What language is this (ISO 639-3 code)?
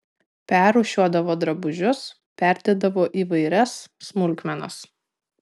lit